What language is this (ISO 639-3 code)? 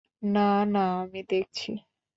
ben